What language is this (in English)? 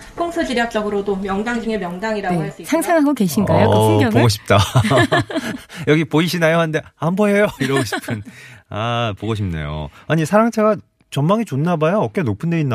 Korean